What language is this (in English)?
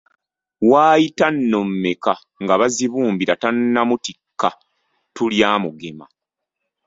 Ganda